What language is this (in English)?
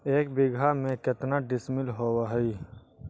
Magahi